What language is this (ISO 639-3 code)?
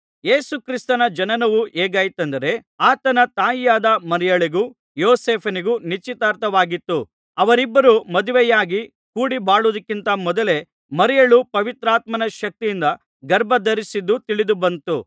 kan